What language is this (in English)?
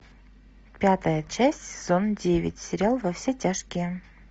Russian